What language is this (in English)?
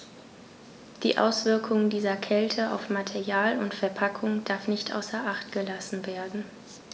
German